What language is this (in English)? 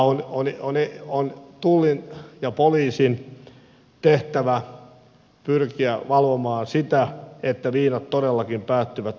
Finnish